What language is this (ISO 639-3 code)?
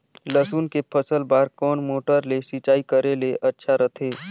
hne